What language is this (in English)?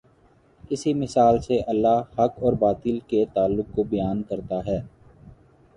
Urdu